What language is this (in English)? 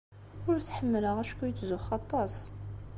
Kabyle